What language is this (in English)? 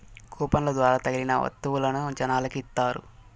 Telugu